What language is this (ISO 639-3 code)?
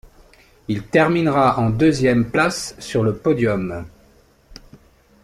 fra